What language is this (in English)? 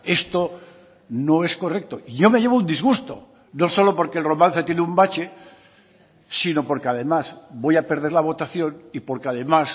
Spanish